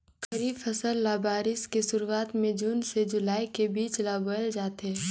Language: Chhattisgarhi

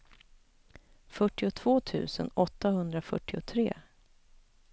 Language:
Swedish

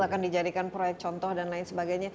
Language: Indonesian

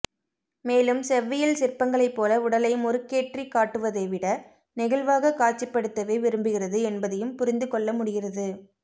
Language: Tamil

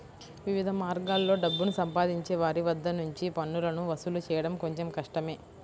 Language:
Telugu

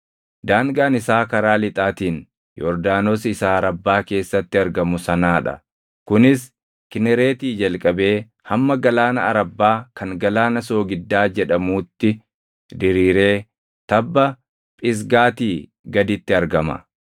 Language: Oromo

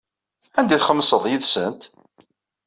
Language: Kabyle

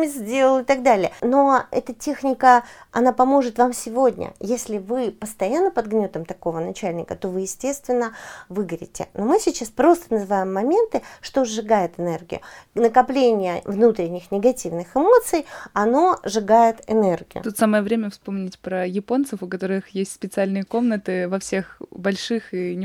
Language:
Russian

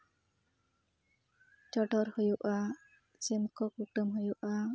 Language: Santali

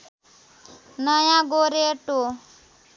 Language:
Nepali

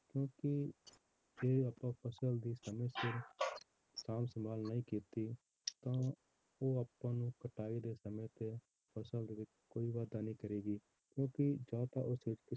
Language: Punjabi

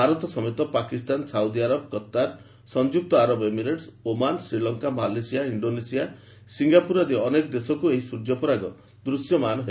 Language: Odia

